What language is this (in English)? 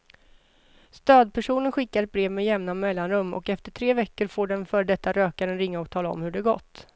Swedish